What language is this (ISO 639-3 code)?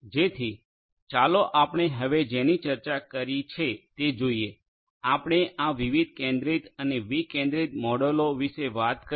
guj